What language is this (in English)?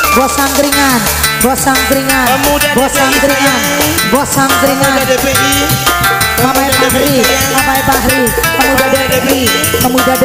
Indonesian